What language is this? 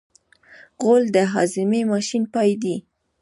Pashto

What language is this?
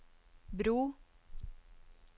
Norwegian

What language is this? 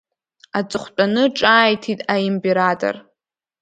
Abkhazian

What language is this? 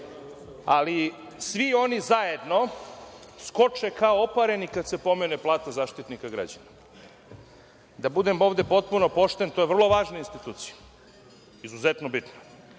Serbian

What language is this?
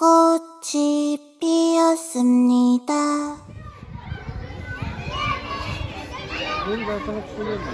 Korean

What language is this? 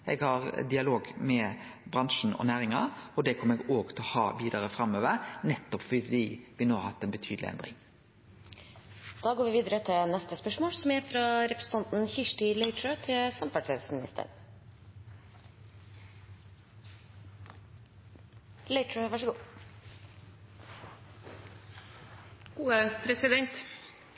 Norwegian Nynorsk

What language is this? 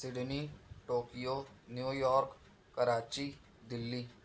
Urdu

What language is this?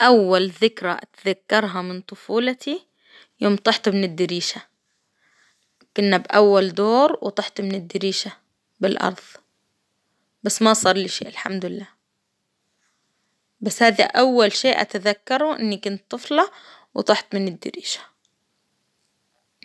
Hijazi Arabic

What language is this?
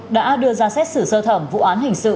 Vietnamese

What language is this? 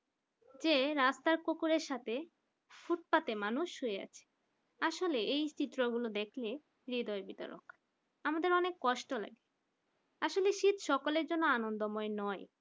Bangla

